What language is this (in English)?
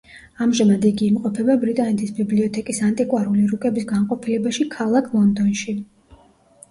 Georgian